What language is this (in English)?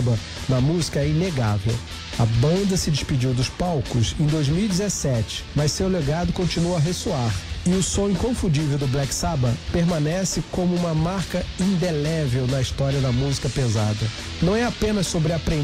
Portuguese